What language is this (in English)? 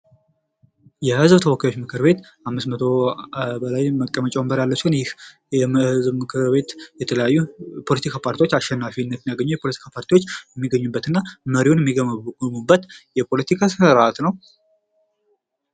Amharic